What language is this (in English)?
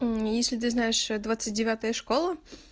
Russian